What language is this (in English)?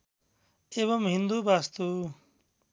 Nepali